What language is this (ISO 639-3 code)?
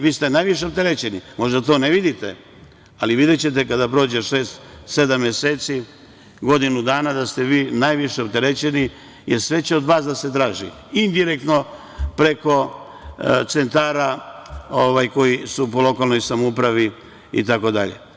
srp